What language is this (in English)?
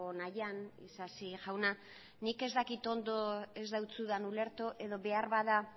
Basque